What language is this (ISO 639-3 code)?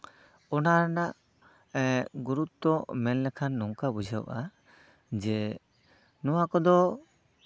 sat